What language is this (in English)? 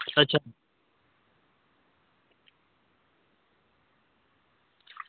Dogri